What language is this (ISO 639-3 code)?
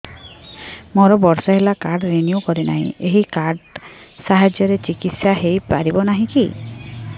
ori